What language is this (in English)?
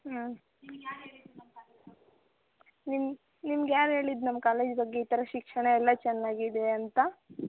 Kannada